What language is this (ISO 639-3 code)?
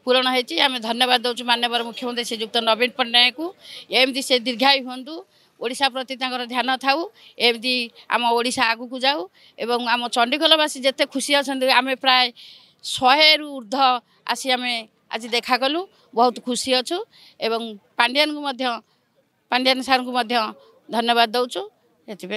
ara